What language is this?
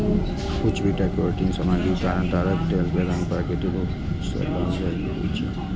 Maithili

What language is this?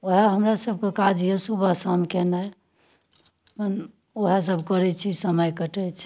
Maithili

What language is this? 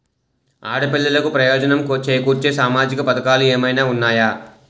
Telugu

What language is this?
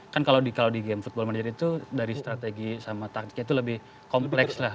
Indonesian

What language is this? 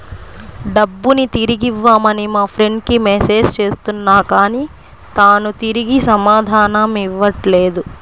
Telugu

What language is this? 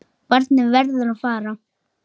Icelandic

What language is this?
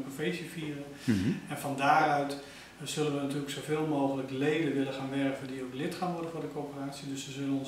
Dutch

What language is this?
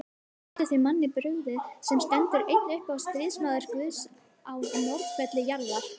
Icelandic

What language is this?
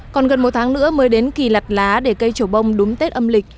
Vietnamese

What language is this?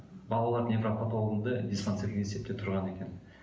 Kazakh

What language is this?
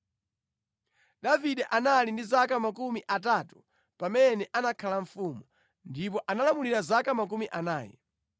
Nyanja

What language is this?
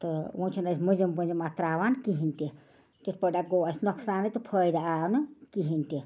Kashmiri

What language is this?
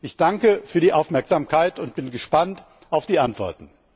German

